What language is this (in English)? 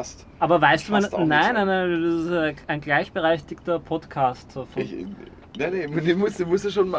German